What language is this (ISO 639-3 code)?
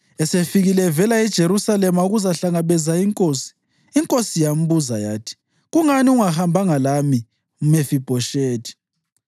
nde